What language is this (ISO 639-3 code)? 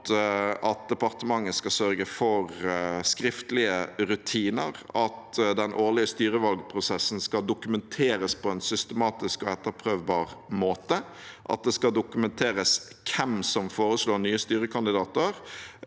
nor